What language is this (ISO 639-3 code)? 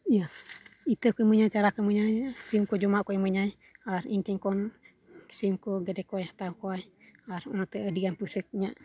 sat